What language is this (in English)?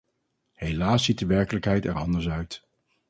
Dutch